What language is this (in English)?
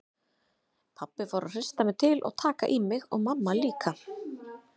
Icelandic